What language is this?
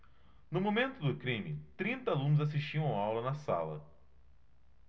Portuguese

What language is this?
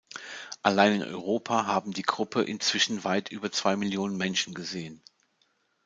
German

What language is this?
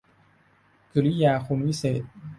Thai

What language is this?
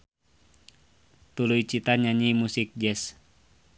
Sundanese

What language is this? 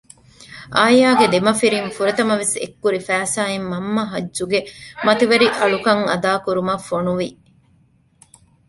Divehi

